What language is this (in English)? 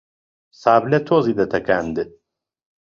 Central Kurdish